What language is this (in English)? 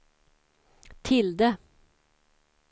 Swedish